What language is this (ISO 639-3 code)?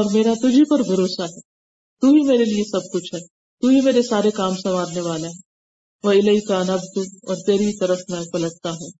urd